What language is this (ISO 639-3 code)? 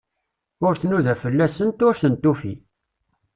kab